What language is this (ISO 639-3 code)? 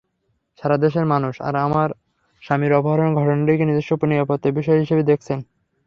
ben